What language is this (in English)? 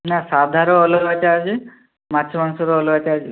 Odia